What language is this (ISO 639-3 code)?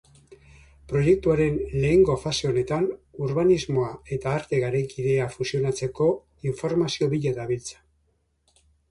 eus